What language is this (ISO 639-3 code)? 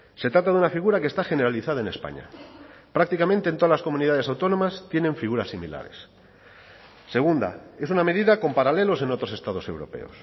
spa